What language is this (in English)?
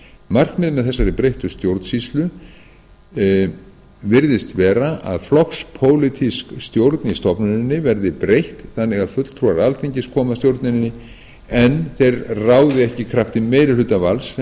Icelandic